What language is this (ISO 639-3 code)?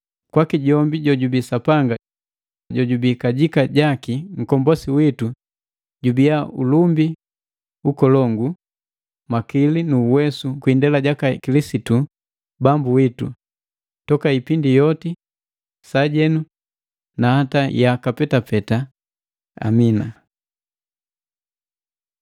mgv